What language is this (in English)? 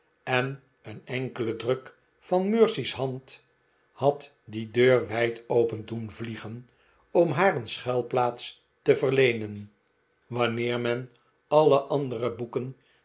Dutch